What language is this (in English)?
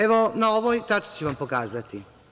Serbian